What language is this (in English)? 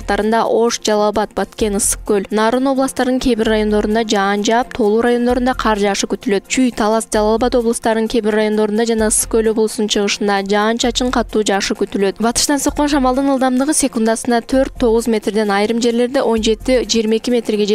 Turkish